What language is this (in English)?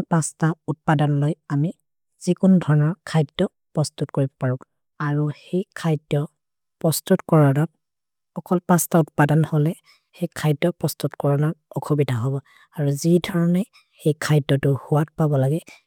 Maria (India)